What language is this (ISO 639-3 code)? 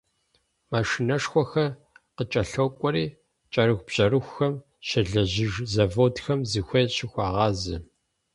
kbd